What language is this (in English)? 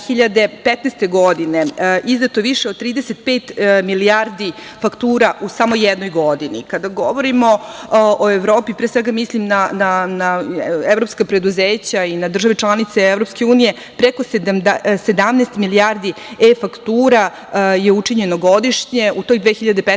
Serbian